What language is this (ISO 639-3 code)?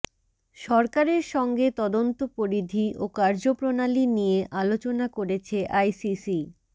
ben